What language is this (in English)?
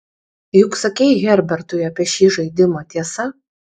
Lithuanian